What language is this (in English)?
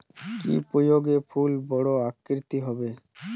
Bangla